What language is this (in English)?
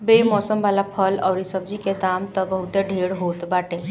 Bhojpuri